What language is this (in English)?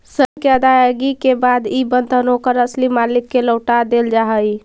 Magahi